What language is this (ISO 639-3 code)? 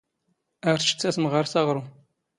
zgh